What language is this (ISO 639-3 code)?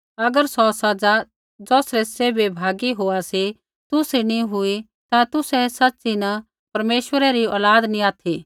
kfx